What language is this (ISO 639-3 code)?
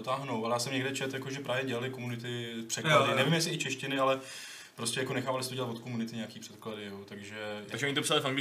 ces